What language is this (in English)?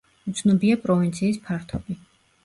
Georgian